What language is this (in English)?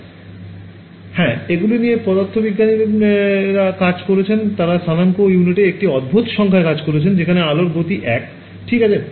Bangla